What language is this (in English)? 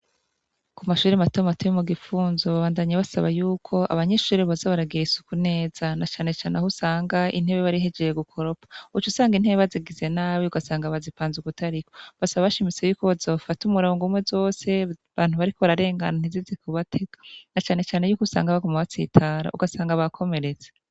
Rundi